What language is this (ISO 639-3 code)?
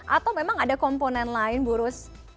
ind